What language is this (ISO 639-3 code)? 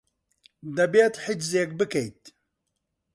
ckb